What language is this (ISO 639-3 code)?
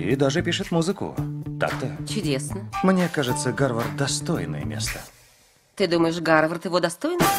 rus